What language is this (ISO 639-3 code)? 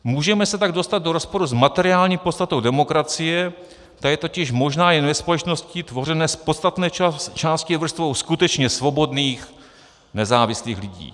ces